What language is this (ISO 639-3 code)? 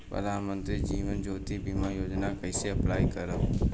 bho